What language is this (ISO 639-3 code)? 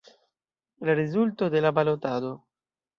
epo